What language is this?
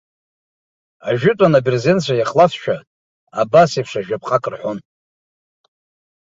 Abkhazian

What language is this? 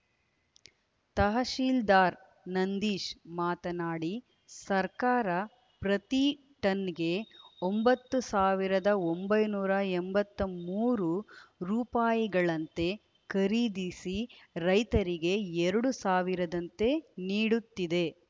Kannada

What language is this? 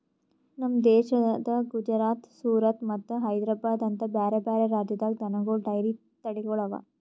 Kannada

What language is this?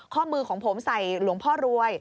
Thai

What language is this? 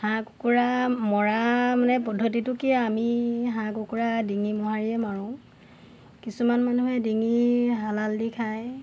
Assamese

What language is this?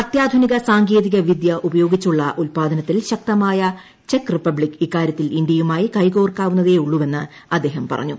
Malayalam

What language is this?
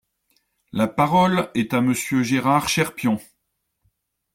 French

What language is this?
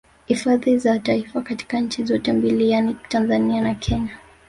Swahili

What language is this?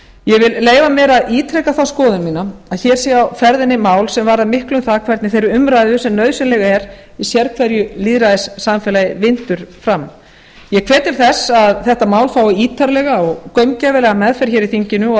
Icelandic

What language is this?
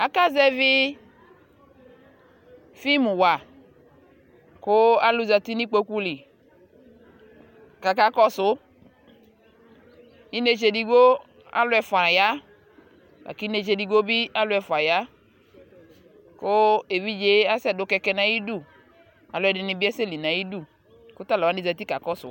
Ikposo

